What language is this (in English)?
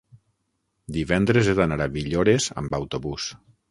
Catalan